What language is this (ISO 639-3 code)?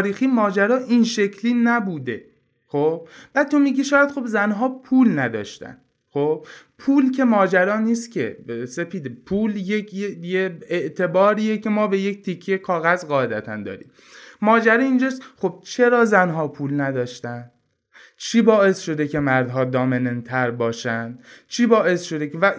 fas